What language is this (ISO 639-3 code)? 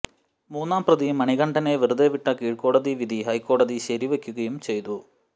mal